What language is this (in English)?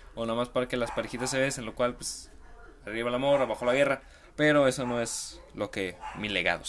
Spanish